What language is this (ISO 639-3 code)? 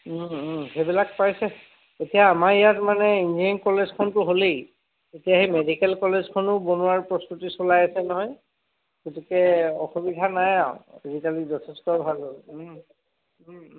asm